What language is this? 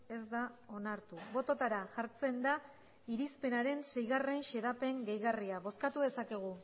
Basque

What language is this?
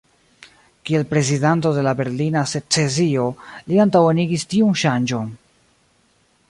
Esperanto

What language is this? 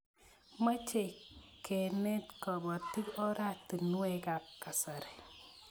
Kalenjin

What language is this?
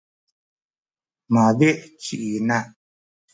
Sakizaya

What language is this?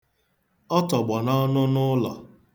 Igbo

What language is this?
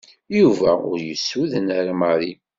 Kabyle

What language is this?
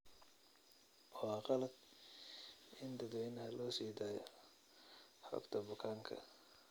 Somali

